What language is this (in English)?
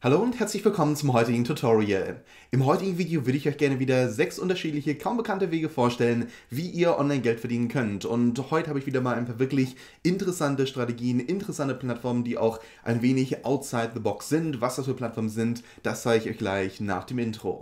German